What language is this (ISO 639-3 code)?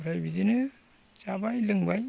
brx